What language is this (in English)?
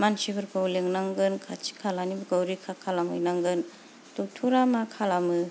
Bodo